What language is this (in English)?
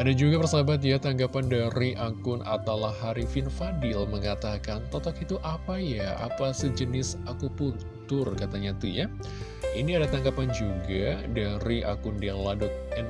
Indonesian